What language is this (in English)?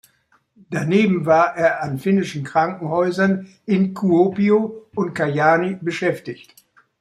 German